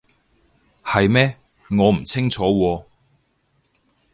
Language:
Cantonese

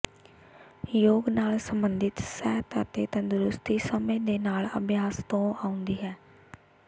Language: Punjabi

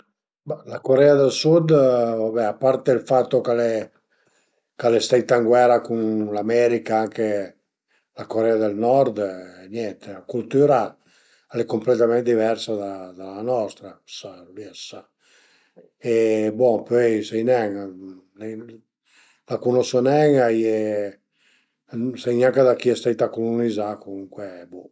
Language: Piedmontese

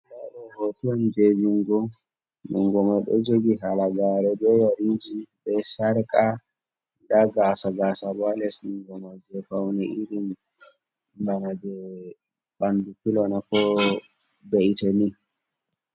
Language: Fula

